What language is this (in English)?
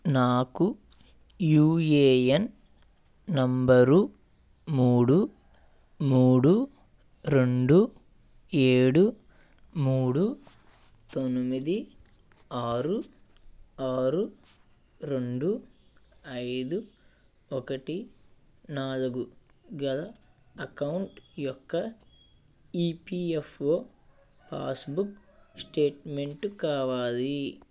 Telugu